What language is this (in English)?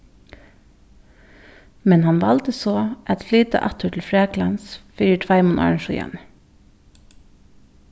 Faroese